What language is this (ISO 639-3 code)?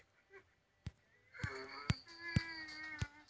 mag